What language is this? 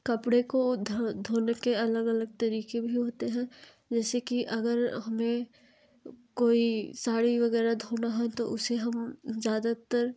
Hindi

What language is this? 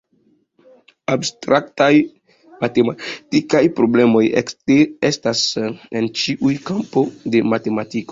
Esperanto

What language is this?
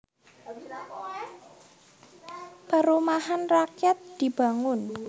Javanese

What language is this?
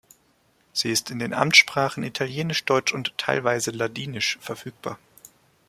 German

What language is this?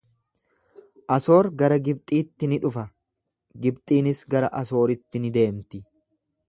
Oromo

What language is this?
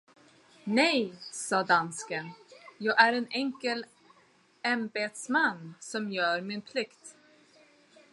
Swedish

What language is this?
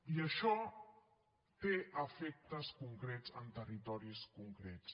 Catalan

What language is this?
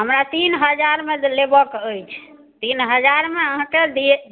Maithili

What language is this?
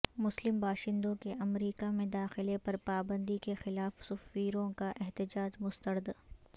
Urdu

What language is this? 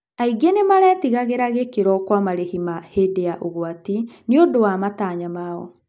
Kikuyu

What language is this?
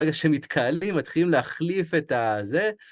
Hebrew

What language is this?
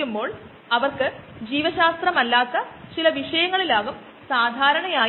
Malayalam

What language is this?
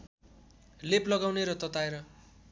Nepali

